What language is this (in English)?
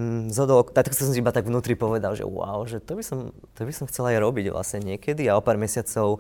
Slovak